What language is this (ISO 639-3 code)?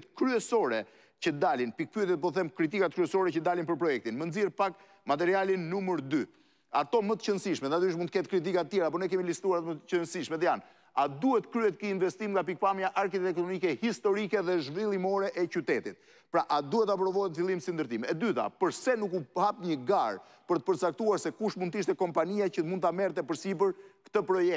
ron